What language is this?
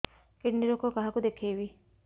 Odia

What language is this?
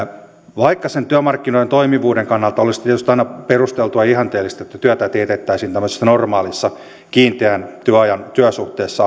Finnish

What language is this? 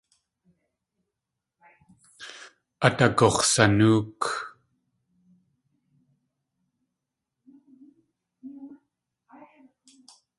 Tlingit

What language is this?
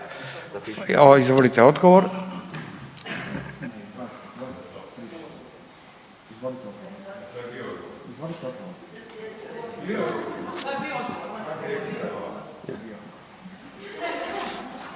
Croatian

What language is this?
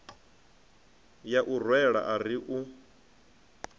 Venda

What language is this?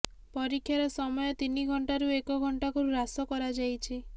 Odia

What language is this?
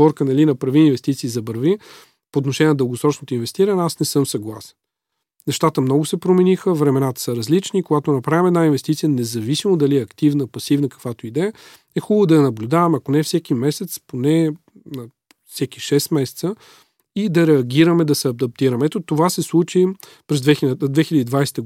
Bulgarian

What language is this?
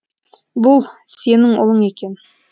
Kazakh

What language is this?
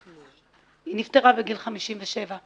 Hebrew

